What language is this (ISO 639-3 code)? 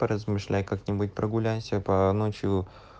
rus